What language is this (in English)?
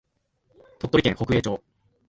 Japanese